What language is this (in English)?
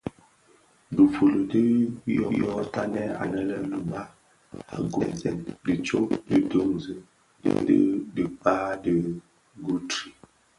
Bafia